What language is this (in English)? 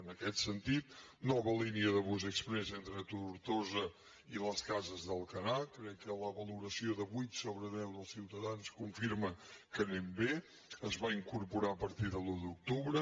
Catalan